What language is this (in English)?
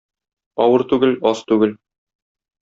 Tatar